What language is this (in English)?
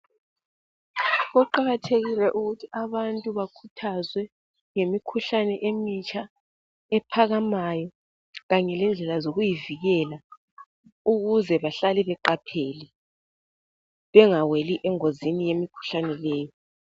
North Ndebele